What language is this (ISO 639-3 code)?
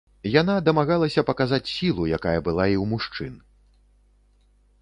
bel